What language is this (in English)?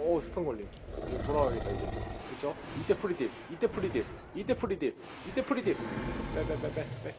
Korean